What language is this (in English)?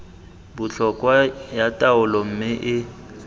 Tswana